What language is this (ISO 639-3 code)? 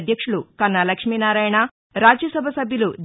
tel